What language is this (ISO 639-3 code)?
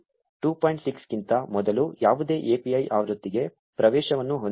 kan